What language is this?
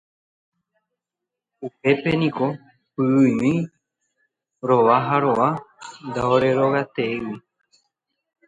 Guarani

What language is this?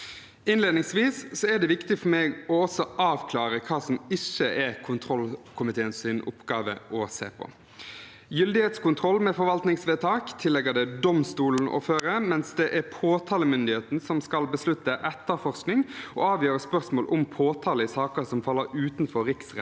Norwegian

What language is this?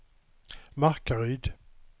Swedish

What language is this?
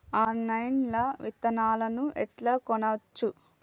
Telugu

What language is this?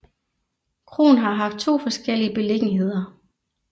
Danish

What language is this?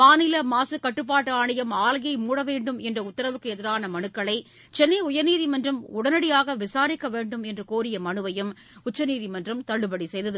Tamil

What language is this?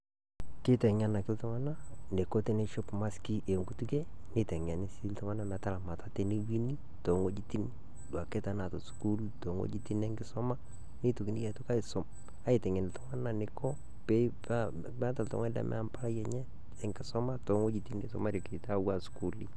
Masai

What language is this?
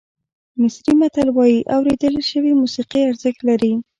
Pashto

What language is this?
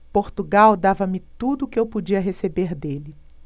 Portuguese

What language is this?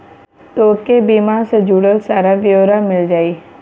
Bhojpuri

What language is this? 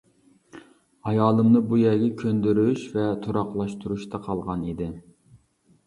Uyghur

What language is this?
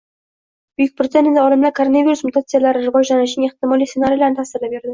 Uzbek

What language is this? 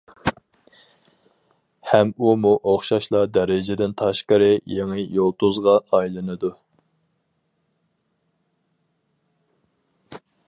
Uyghur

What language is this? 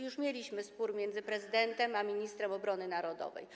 Polish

